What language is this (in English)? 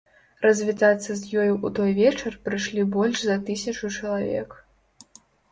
Belarusian